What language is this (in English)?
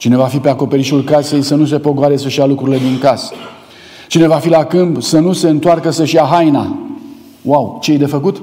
Romanian